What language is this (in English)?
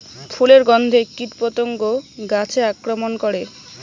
Bangla